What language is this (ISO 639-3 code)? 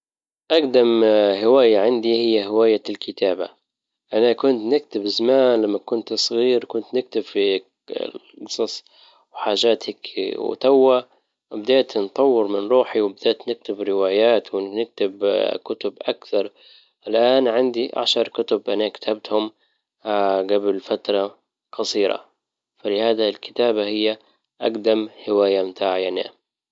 ayl